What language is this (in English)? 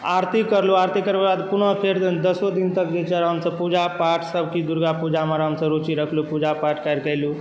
Maithili